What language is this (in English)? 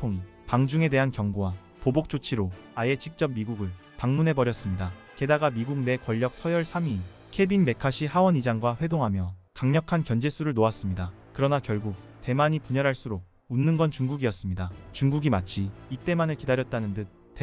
Korean